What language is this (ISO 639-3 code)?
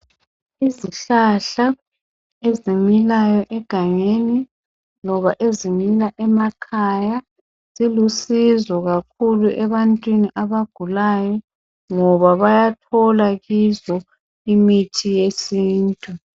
nde